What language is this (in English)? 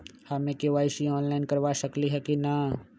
Magahi